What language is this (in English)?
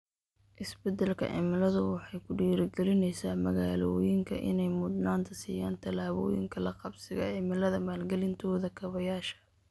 Somali